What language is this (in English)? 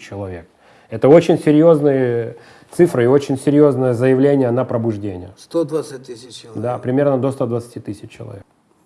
Russian